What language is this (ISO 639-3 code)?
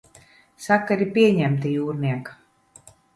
lav